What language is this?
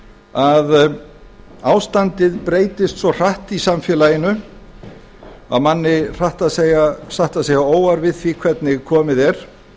Icelandic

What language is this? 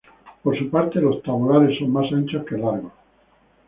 Spanish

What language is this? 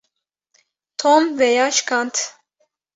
Kurdish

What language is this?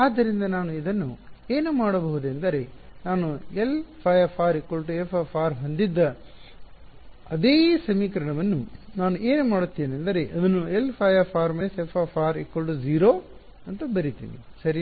Kannada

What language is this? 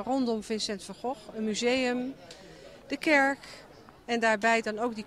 Dutch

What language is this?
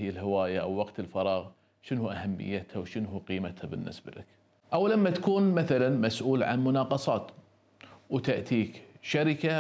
Arabic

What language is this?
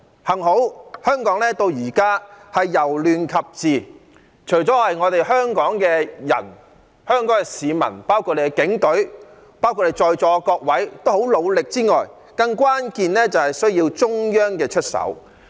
Cantonese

